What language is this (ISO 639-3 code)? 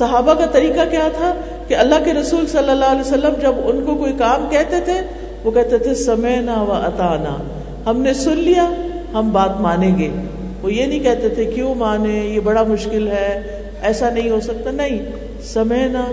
urd